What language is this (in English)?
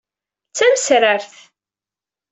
Kabyle